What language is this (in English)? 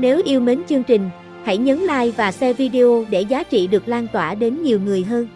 Vietnamese